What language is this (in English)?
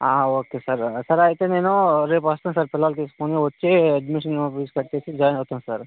Telugu